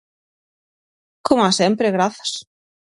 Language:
Galician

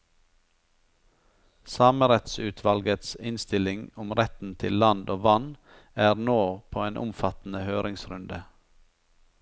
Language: Norwegian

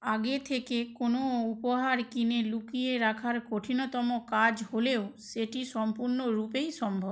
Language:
Bangla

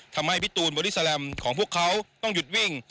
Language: Thai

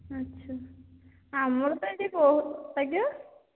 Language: Odia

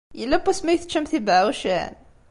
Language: Kabyle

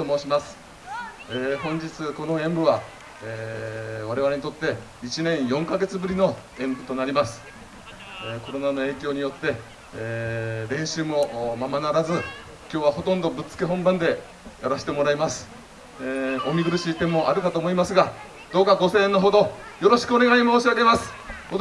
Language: Japanese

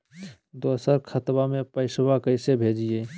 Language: Magahi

